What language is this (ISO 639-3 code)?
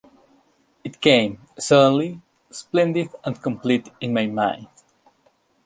eng